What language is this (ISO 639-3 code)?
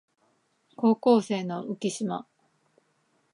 jpn